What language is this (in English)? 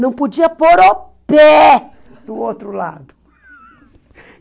Portuguese